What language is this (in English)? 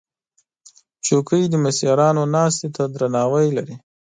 Pashto